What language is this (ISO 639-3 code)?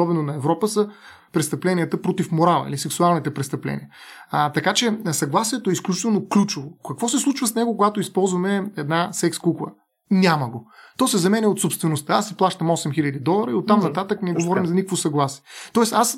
bul